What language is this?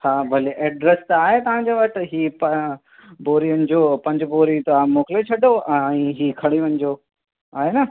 Sindhi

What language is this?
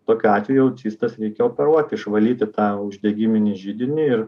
Lithuanian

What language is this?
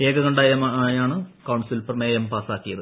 Malayalam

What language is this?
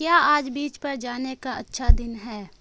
Urdu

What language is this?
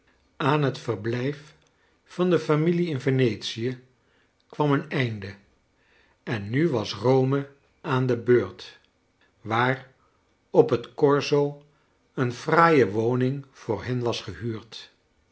Dutch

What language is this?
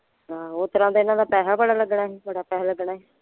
Punjabi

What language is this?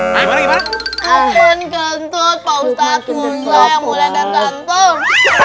Indonesian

